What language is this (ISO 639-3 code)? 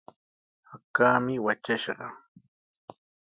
qws